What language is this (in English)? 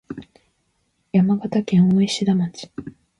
Japanese